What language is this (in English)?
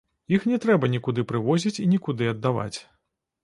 Belarusian